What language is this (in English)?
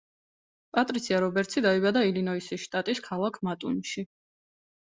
Georgian